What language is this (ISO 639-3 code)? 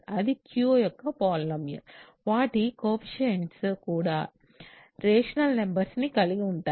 tel